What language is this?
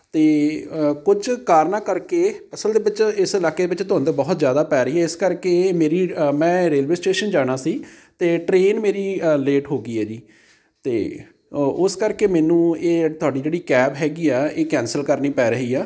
Punjabi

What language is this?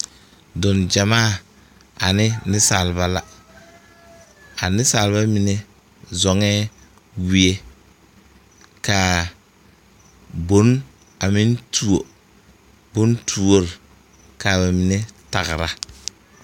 Southern Dagaare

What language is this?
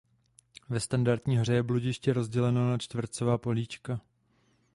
Czech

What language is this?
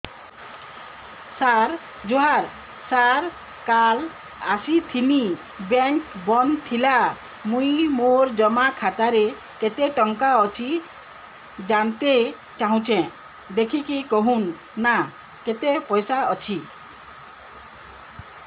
Odia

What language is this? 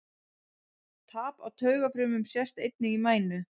Icelandic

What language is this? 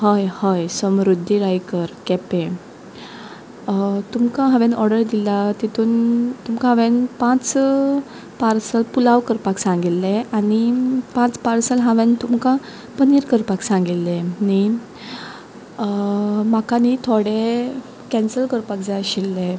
Konkani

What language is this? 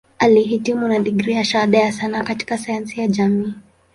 Swahili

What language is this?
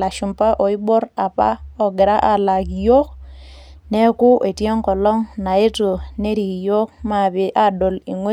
Masai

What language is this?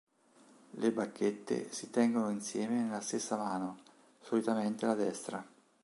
Italian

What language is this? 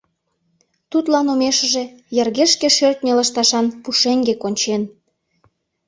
Mari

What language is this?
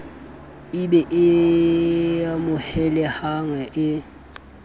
Southern Sotho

